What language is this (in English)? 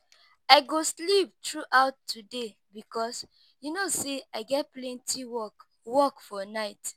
Nigerian Pidgin